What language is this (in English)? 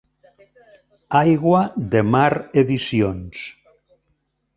Catalan